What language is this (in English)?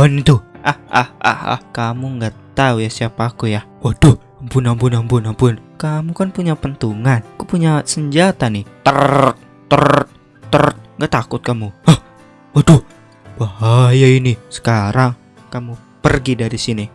Indonesian